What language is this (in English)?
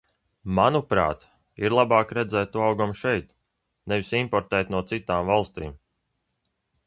Latvian